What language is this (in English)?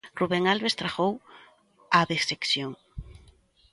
Galician